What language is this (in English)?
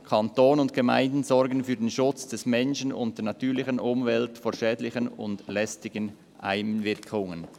Swiss German